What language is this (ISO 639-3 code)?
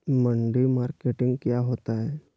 mag